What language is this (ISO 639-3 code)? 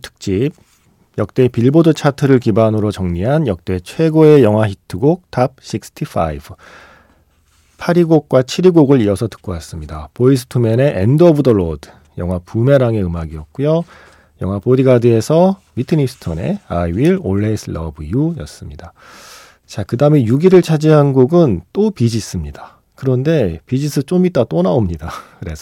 kor